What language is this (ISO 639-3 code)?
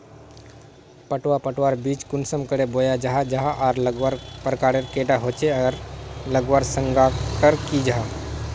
mag